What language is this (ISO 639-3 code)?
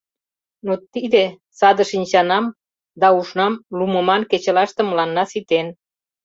chm